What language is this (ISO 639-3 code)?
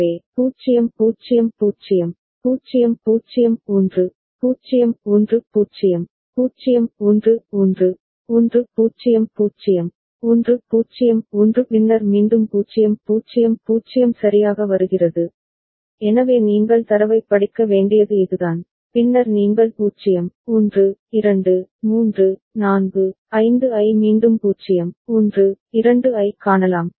tam